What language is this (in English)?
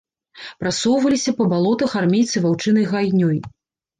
Belarusian